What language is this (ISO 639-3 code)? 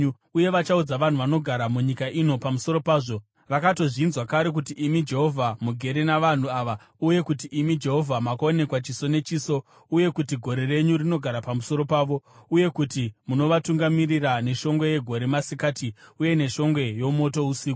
sna